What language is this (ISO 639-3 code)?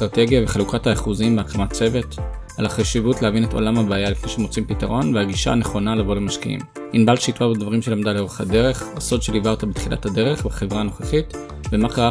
heb